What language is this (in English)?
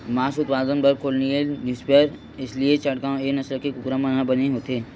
Chhattisgarhi